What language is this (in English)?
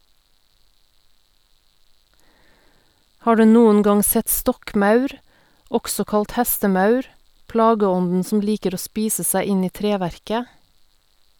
Norwegian